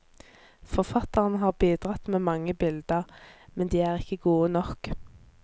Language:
Norwegian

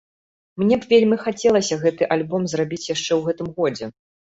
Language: Belarusian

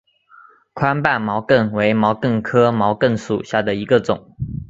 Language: Chinese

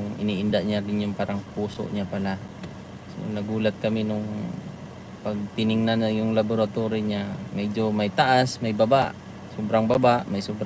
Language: Filipino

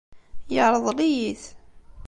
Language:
Kabyle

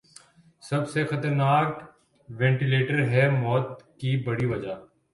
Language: Urdu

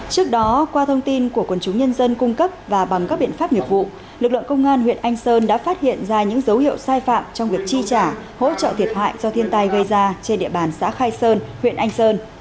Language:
Vietnamese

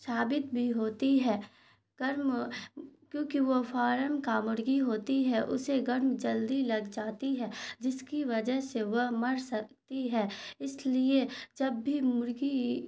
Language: Urdu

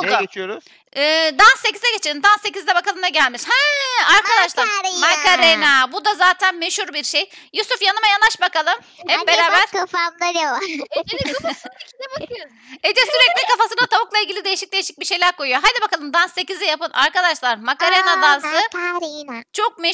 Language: Turkish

